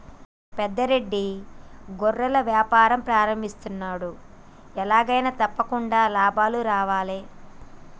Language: Telugu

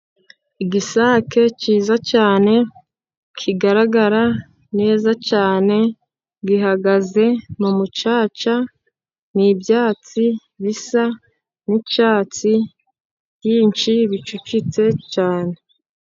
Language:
Kinyarwanda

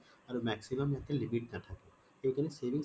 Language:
Assamese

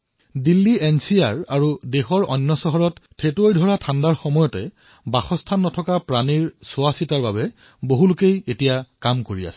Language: Assamese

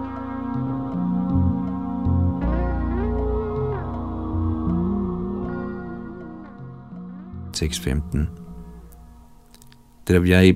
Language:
Danish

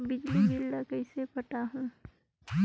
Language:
Chhattisgarhi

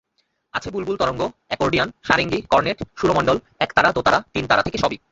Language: Bangla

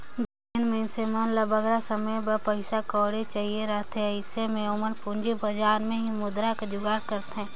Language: Chhattisgarhi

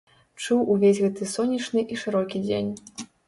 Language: Belarusian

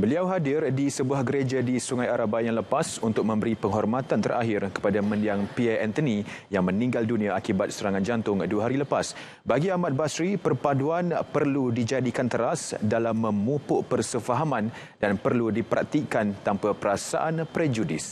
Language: Malay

